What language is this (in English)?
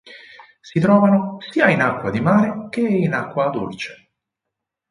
Italian